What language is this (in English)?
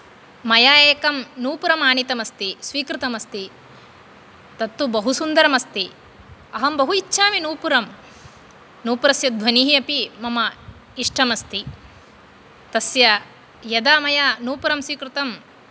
Sanskrit